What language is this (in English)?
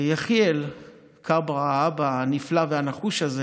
Hebrew